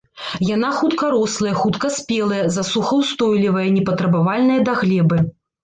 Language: Belarusian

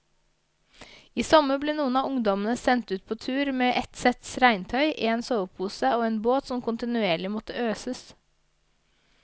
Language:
Norwegian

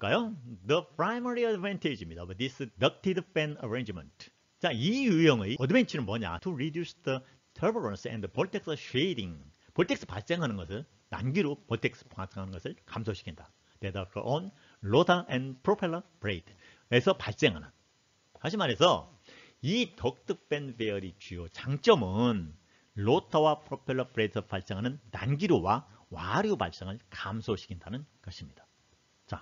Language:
Korean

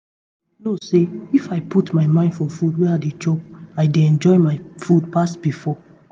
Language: Nigerian Pidgin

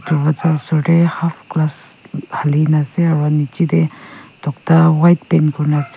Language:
Naga Pidgin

